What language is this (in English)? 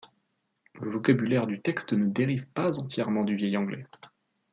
French